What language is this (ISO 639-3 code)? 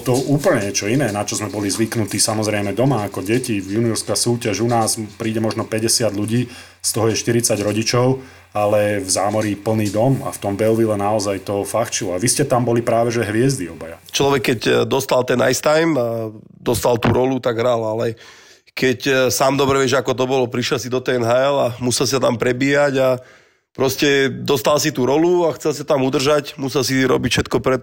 slk